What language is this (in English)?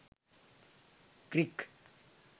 Sinhala